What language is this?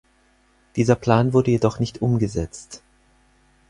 German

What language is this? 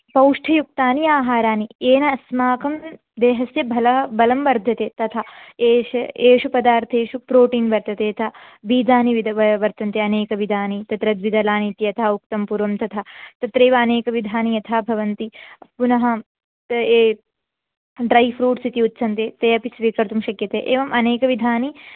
Sanskrit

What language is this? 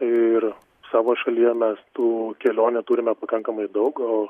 Lithuanian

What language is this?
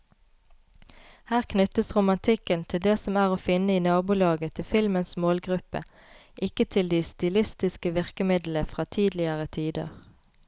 Norwegian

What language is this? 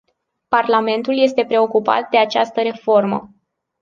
Romanian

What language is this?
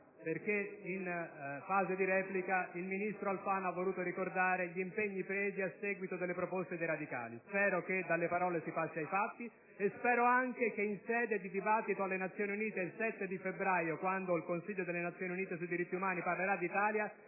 Italian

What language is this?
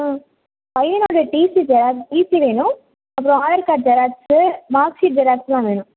Tamil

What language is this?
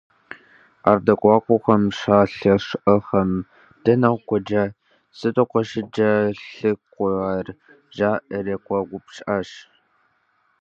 Kabardian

